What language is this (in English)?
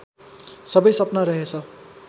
Nepali